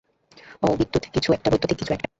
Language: Bangla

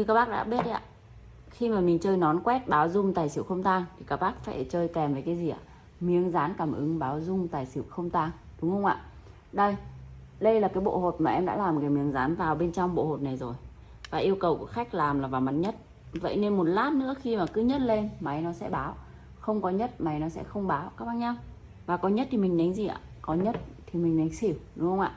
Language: Vietnamese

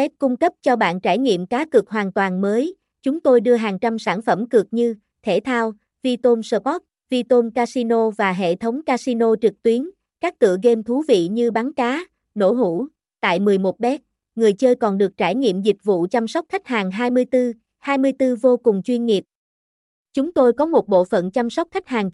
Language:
Vietnamese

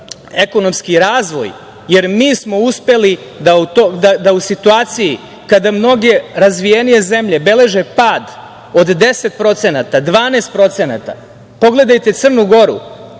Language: Serbian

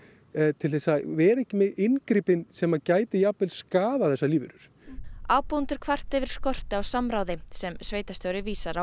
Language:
Icelandic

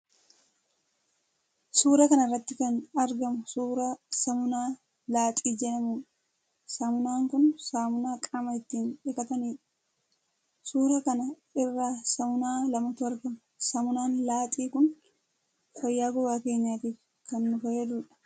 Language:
Oromo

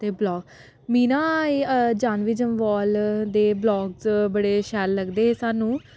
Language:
Dogri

